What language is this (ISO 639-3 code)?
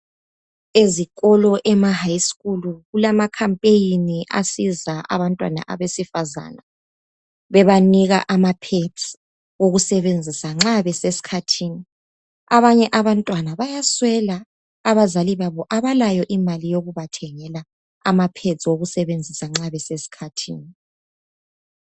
nde